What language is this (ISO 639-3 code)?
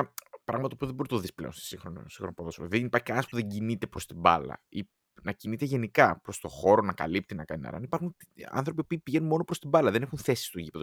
ell